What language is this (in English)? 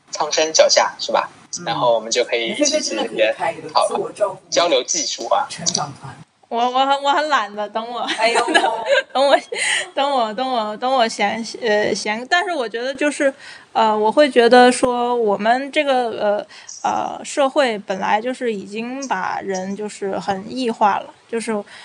Chinese